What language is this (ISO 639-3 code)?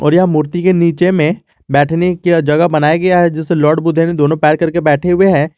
hin